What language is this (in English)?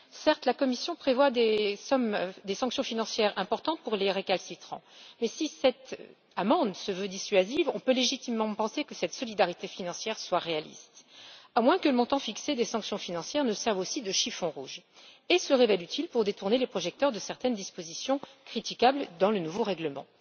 French